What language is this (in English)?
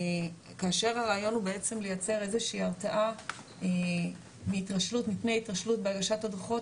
Hebrew